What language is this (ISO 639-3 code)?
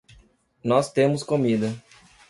por